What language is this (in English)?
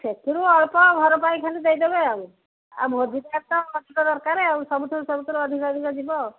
Odia